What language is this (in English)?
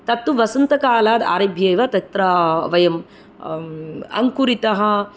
Sanskrit